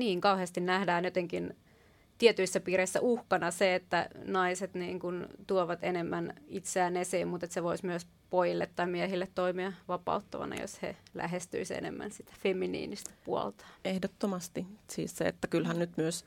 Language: Finnish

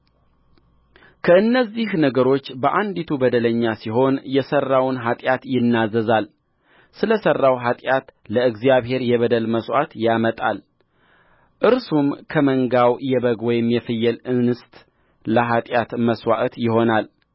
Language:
Amharic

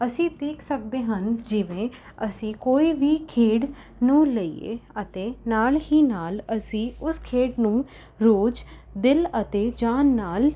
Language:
Punjabi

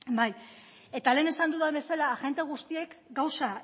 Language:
Basque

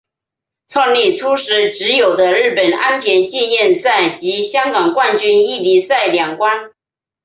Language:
Chinese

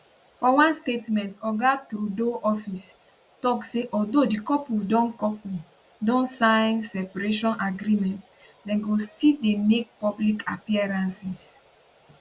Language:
Nigerian Pidgin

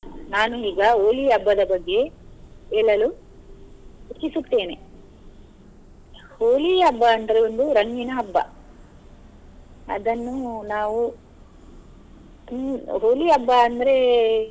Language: Kannada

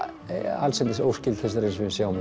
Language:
Icelandic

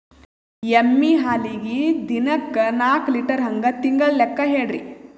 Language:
Kannada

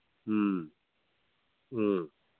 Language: Manipuri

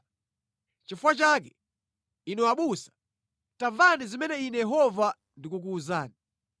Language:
Nyanja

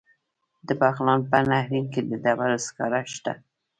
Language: Pashto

